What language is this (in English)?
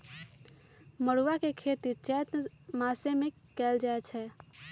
Magahi